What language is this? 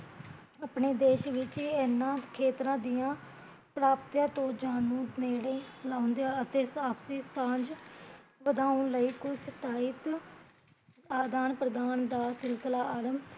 Punjabi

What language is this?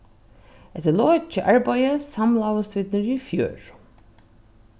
Faroese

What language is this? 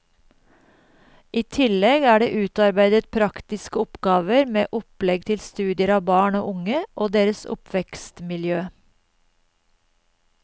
Norwegian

